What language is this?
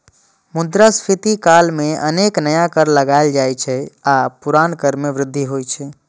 Maithili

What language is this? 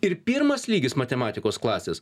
Lithuanian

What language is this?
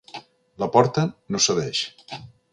Catalan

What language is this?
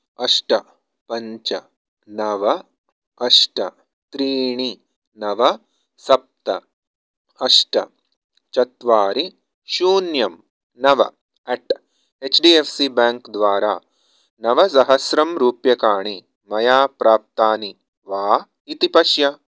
Sanskrit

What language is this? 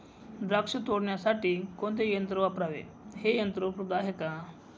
Marathi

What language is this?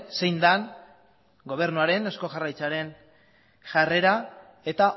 Basque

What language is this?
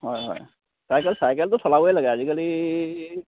Assamese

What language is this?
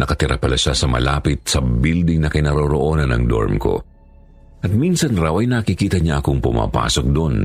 Filipino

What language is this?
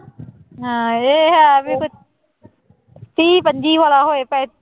Punjabi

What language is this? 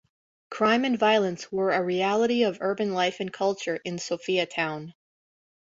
English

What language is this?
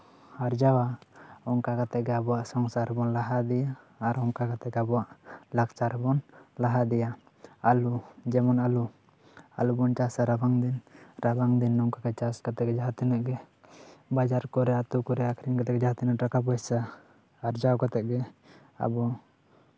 Santali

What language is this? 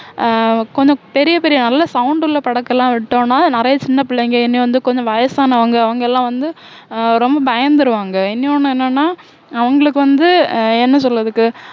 Tamil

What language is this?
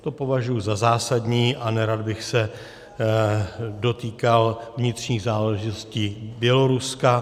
Czech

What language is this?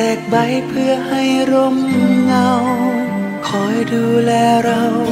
Thai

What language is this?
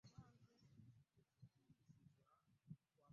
Ganda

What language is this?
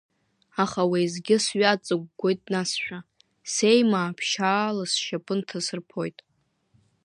Abkhazian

